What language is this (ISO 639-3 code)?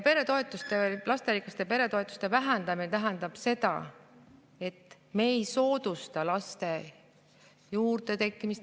est